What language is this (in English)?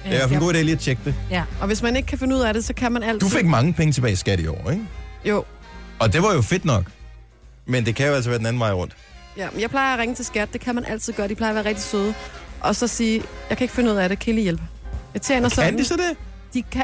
Danish